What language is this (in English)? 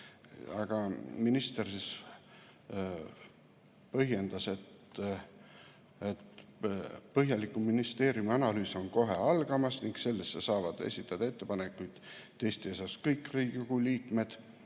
Estonian